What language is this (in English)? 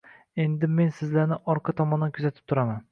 Uzbek